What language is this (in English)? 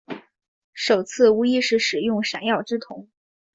Chinese